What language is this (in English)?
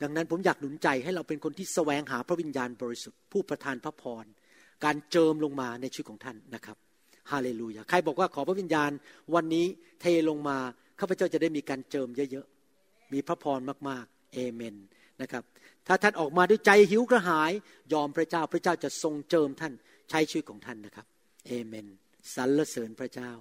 Thai